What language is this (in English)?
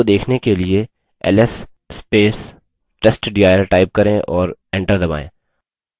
Hindi